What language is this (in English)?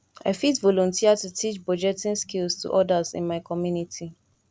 Nigerian Pidgin